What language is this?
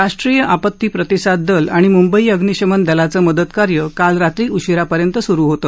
Marathi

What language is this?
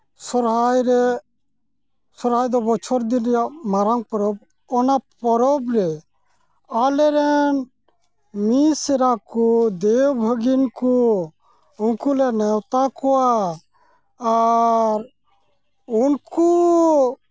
Santali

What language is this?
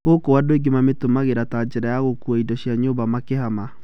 Kikuyu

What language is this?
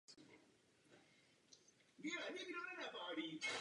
Czech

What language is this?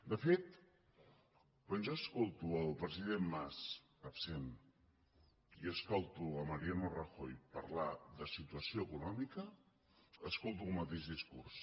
Catalan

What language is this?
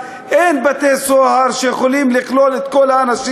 Hebrew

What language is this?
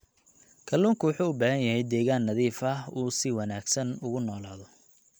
Somali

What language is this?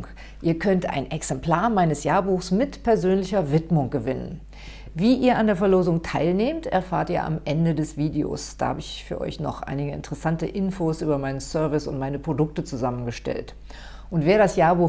German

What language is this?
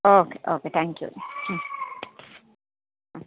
Kannada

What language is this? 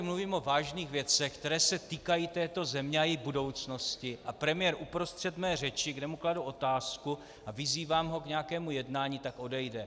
Czech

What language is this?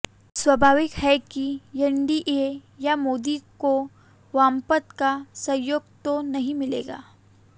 Hindi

